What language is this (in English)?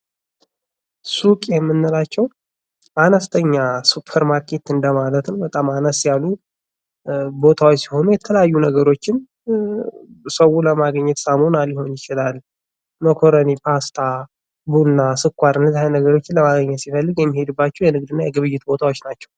Amharic